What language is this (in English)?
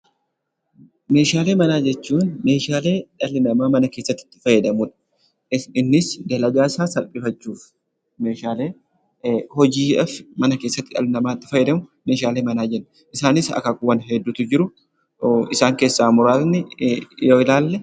Oromo